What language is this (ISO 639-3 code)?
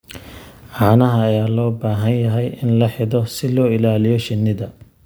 som